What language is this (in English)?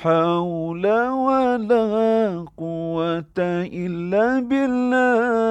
Malay